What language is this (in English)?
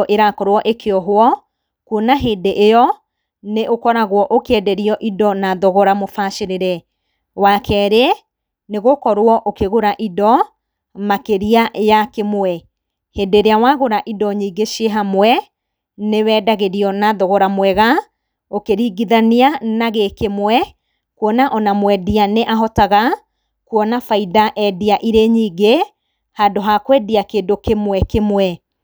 Kikuyu